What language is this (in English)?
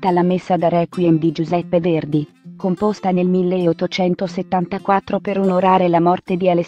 Italian